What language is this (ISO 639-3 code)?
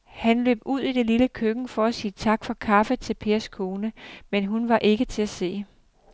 dan